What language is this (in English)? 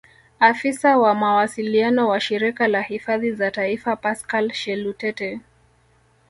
Swahili